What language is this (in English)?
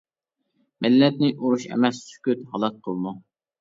Uyghur